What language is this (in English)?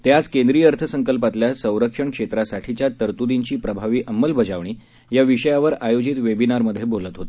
Marathi